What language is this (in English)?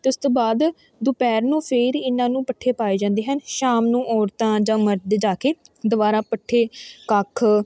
Punjabi